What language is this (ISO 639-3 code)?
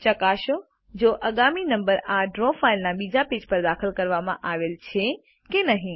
guj